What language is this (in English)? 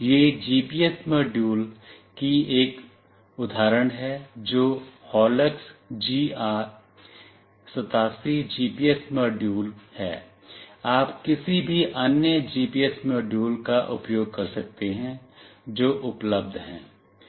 Hindi